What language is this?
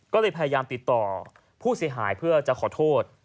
Thai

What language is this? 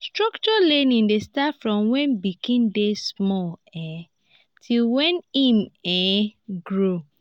Nigerian Pidgin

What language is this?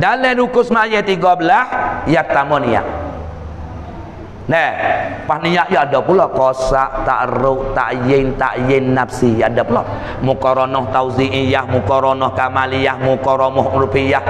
Malay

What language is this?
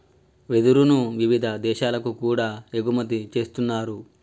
Telugu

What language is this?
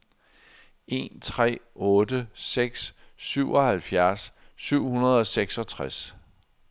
Danish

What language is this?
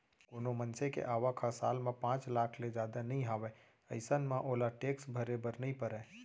Chhattisgarhi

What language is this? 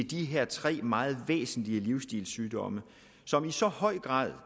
Danish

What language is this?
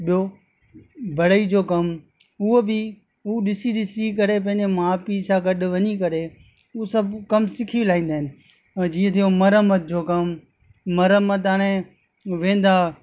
Sindhi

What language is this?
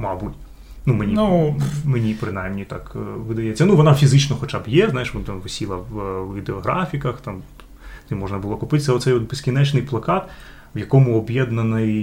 Ukrainian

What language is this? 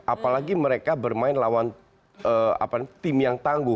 Indonesian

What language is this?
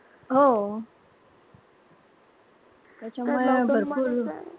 Marathi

